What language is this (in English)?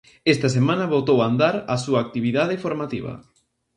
Galician